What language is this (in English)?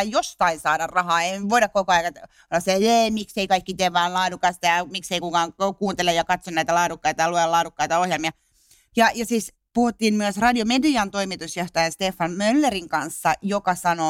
Finnish